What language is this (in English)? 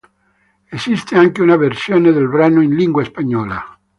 Italian